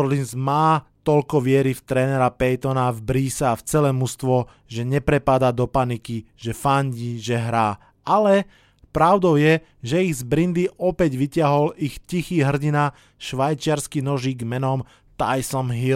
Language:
Slovak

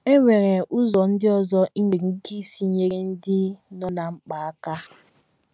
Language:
Igbo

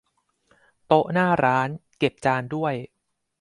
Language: Thai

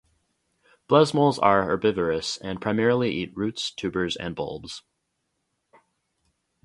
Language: English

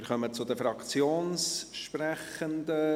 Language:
Swiss German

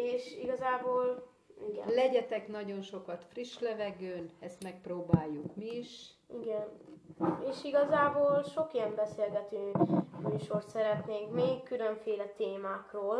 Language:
Hungarian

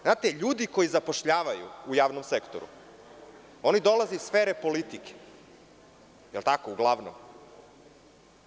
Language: Serbian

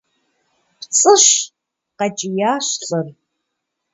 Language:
Kabardian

